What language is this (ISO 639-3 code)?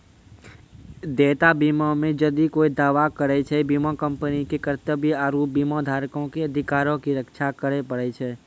mai